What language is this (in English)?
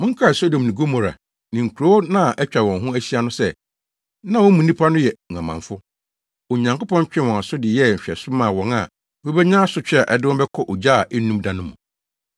Akan